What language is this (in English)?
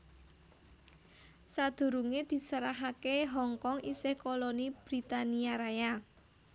Javanese